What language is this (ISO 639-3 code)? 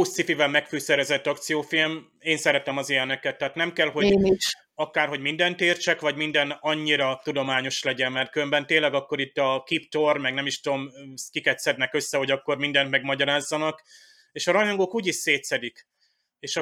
hun